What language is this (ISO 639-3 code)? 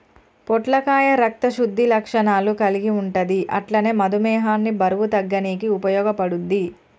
tel